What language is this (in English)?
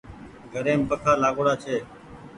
Goaria